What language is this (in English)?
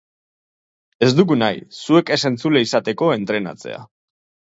Basque